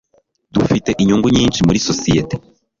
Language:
Kinyarwanda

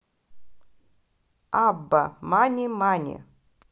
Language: Russian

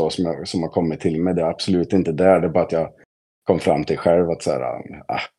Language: Swedish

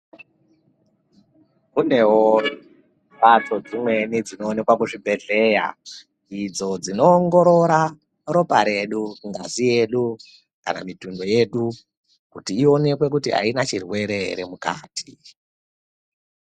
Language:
Ndau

